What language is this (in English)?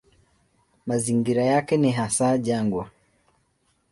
Swahili